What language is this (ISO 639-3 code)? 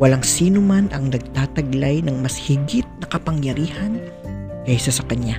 fil